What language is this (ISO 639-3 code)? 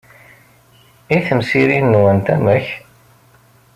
kab